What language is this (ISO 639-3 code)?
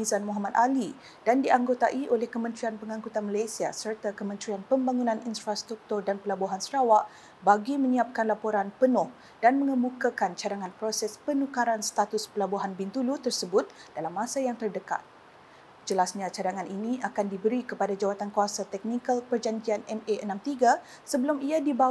msa